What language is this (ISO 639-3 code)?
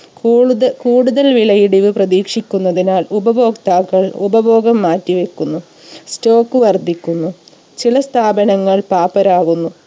mal